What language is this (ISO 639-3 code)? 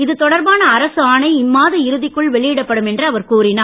tam